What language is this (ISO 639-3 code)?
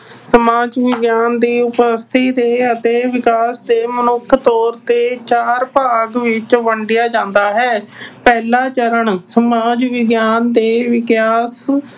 pan